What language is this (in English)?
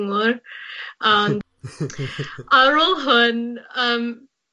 Welsh